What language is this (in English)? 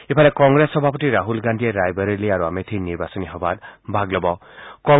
Assamese